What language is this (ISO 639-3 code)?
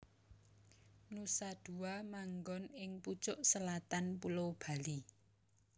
jav